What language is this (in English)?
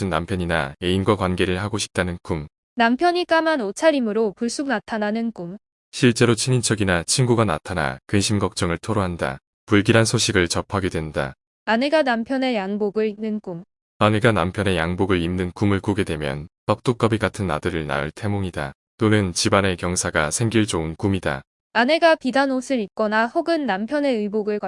Korean